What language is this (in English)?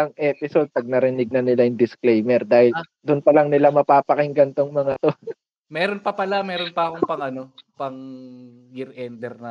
Filipino